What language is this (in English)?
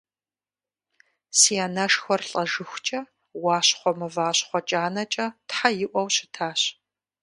Kabardian